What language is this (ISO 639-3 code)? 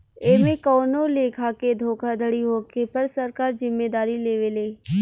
bho